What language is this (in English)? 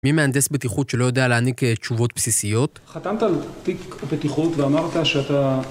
Hebrew